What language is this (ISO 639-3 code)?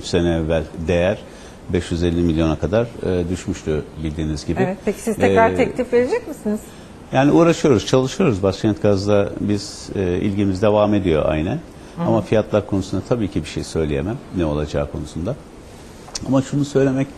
tur